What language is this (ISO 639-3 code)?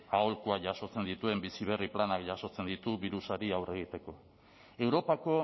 eus